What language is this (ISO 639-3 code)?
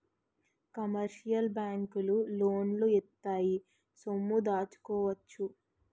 tel